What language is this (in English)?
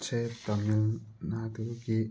Manipuri